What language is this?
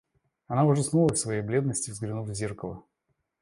Russian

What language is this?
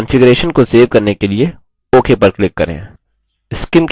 Hindi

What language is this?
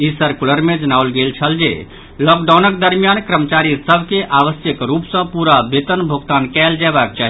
Maithili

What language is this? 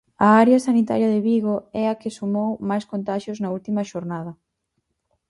Galician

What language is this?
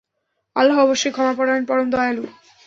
Bangla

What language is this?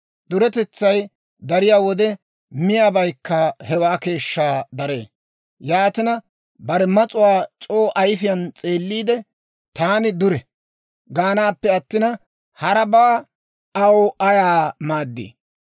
Dawro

